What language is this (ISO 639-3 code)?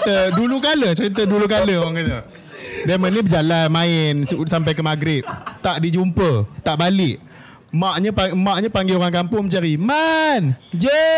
msa